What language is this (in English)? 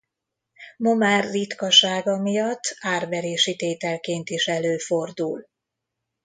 Hungarian